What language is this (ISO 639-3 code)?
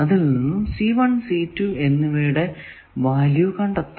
mal